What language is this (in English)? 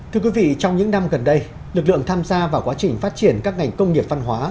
Vietnamese